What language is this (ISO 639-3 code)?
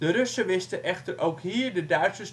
nld